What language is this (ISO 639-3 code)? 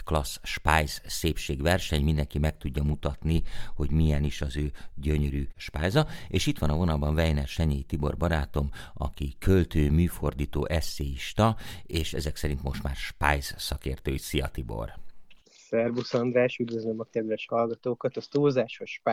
hun